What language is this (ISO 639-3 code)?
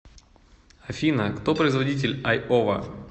rus